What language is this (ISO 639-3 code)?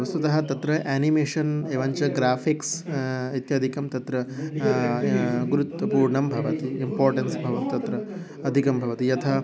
san